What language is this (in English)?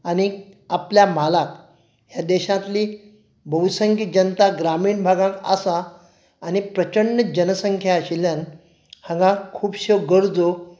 Konkani